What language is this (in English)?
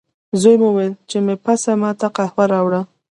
Pashto